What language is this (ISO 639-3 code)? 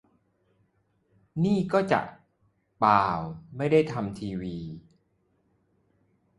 tha